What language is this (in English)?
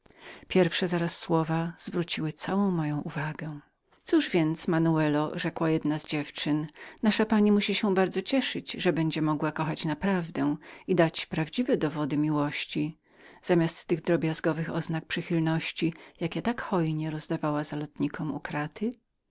Polish